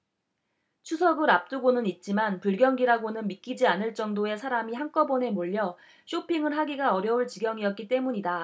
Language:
Korean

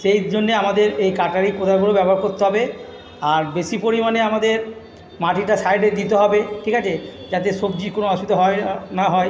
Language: Bangla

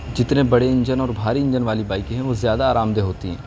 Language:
Urdu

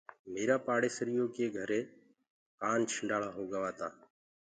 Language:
Gurgula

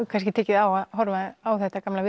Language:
Icelandic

